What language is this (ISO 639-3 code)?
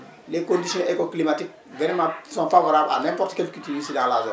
wol